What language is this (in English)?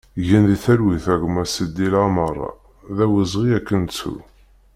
Kabyle